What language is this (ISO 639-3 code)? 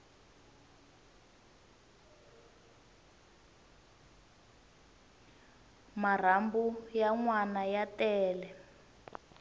tso